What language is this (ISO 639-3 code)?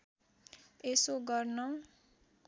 nep